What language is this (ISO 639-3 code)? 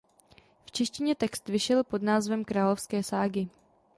ces